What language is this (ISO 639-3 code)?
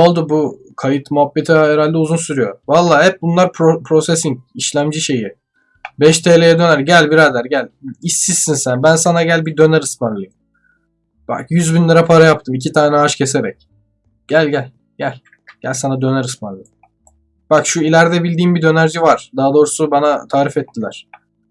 tur